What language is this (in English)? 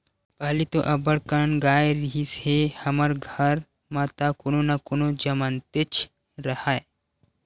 Chhattisgarhi